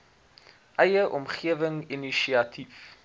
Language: Afrikaans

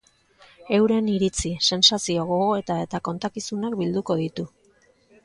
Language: Basque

